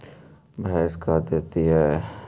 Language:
Magahi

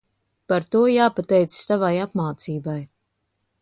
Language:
Latvian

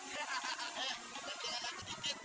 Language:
Indonesian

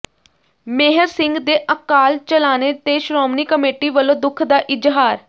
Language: Punjabi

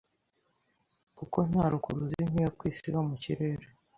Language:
Kinyarwanda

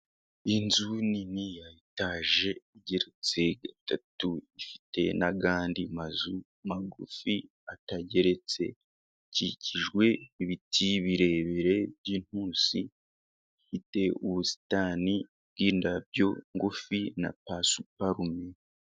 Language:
Kinyarwanda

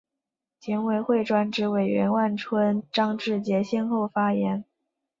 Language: Chinese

